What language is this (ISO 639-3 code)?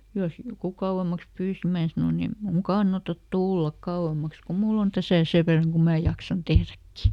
fin